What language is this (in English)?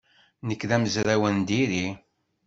Kabyle